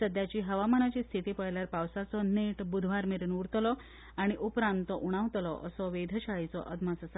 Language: Konkani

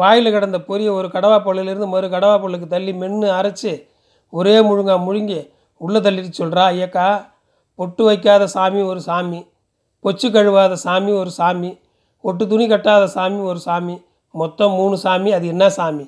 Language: Tamil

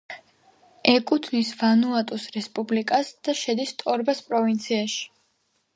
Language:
Georgian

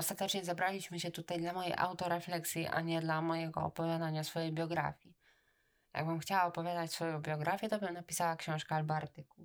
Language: Polish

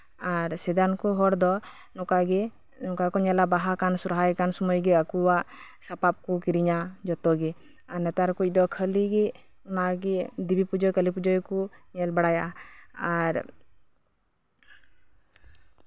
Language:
Santali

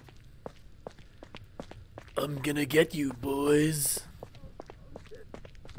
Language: English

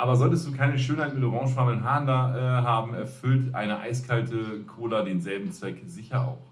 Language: German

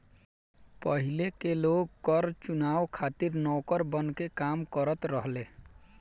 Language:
Bhojpuri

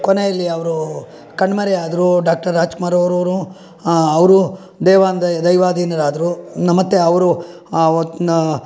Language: Kannada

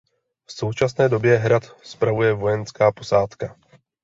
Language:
Czech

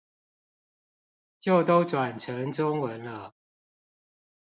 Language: Chinese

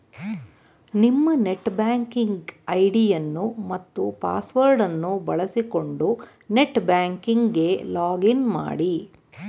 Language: Kannada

